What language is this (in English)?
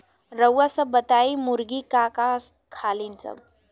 Bhojpuri